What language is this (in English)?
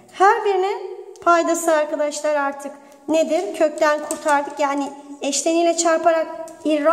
Turkish